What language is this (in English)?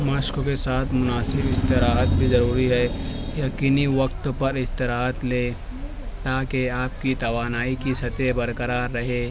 Urdu